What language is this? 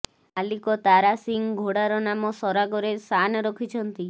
Odia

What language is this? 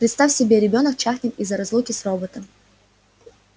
Russian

